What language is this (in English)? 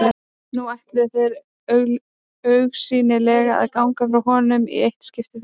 Icelandic